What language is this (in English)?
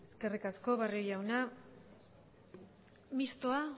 Basque